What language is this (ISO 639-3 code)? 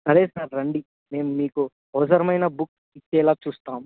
tel